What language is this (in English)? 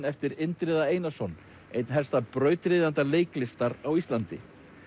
Icelandic